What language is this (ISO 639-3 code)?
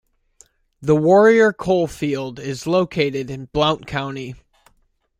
eng